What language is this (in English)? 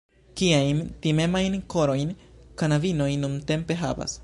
Esperanto